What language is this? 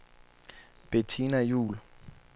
Danish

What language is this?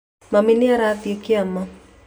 Kikuyu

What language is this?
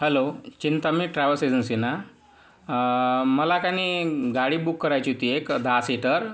Marathi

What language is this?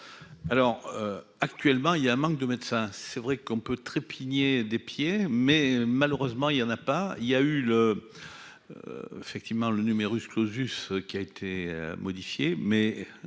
French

